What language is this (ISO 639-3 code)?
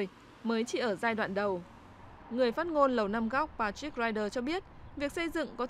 vie